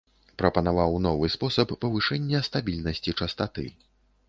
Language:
Belarusian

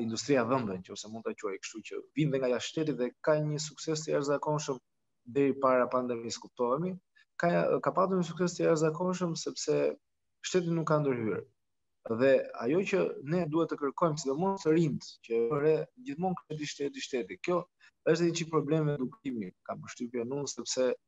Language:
Romanian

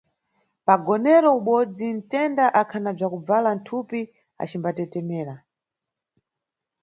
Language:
Nyungwe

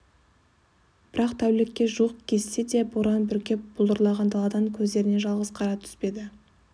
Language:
Kazakh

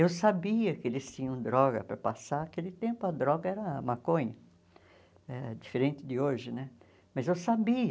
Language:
Portuguese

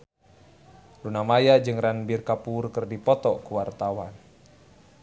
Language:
Sundanese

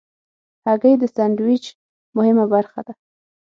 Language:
Pashto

